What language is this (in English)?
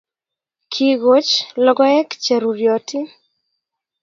Kalenjin